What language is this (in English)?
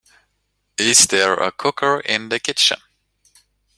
English